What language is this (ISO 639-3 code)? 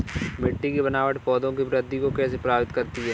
hin